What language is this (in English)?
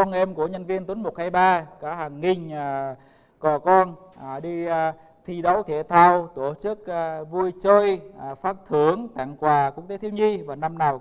Vietnamese